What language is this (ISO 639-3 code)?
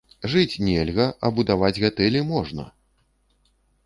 bel